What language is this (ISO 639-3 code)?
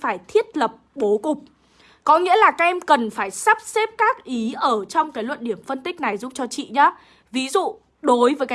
vie